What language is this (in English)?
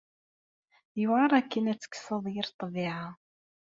Kabyle